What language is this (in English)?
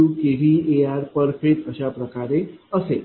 Marathi